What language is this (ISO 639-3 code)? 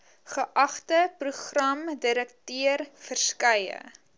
afr